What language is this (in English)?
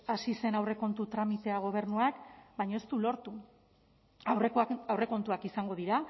Basque